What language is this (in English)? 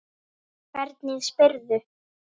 Icelandic